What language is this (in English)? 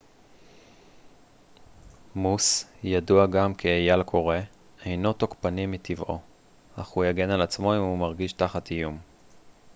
Hebrew